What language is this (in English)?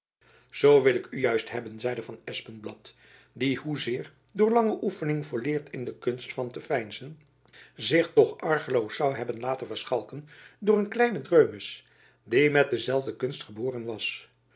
Dutch